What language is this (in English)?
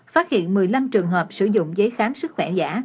Vietnamese